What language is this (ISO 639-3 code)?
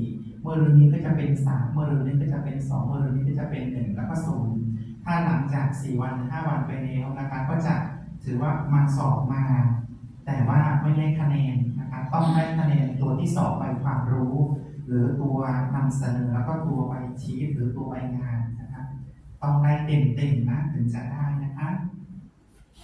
tha